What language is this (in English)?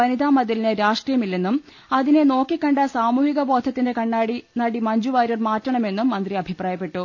Malayalam